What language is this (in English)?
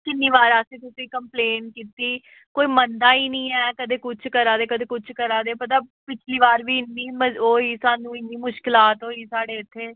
Dogri